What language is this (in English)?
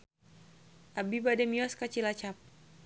Sundanese